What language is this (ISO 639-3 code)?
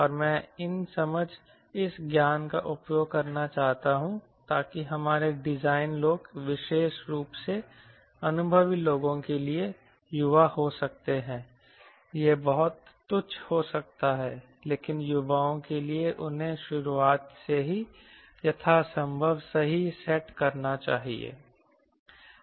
hin